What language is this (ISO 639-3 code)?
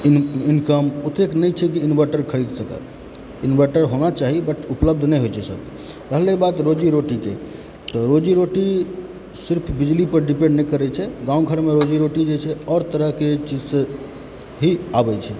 mai